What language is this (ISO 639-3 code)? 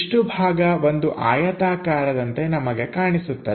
kan